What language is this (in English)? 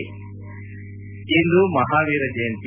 Kannada